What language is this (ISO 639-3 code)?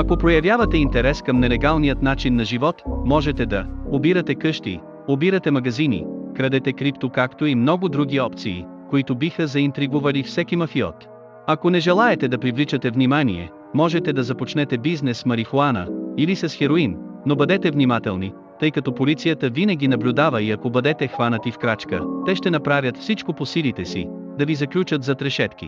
bul